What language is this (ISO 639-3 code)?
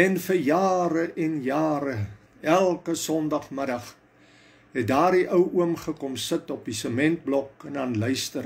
nld